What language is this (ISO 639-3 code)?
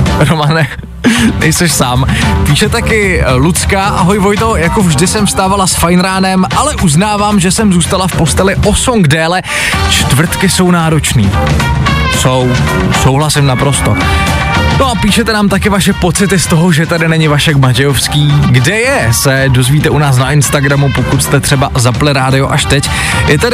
ces